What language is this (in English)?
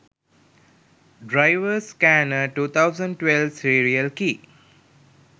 Sinhala